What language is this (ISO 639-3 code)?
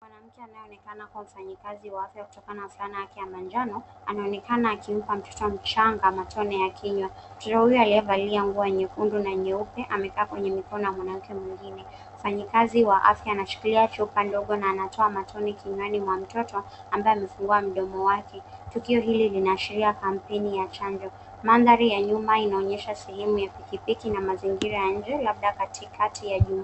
swa